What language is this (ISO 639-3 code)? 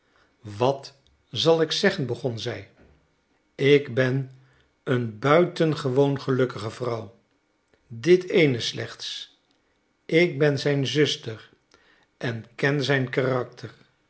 nld